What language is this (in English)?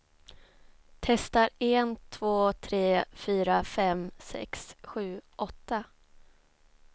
Swedish